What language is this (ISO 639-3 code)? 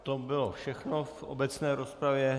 ces